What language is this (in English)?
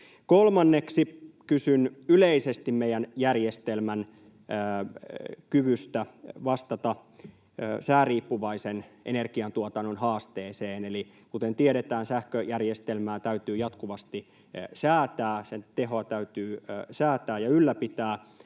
Finnish